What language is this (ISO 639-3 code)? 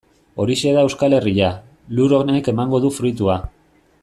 eus